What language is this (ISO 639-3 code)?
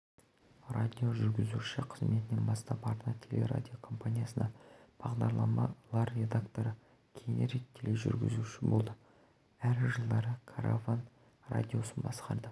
kaz